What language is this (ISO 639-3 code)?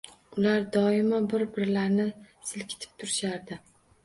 uzb